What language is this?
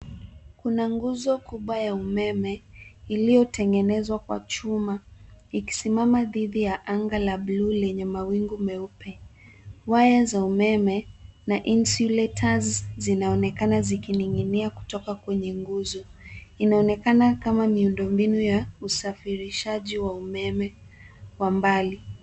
Swahili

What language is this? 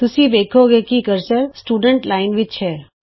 Punjabi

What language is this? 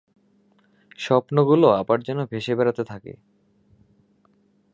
Bangla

